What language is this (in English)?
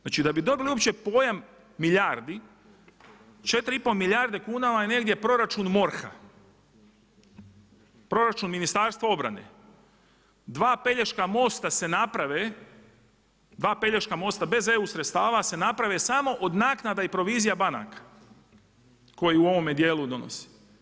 Croatian